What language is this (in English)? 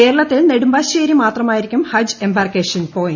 Malayalam